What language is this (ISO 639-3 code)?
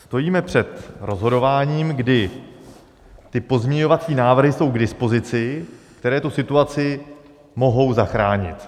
ces